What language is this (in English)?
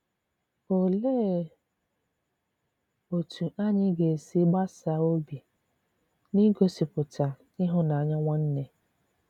Igbo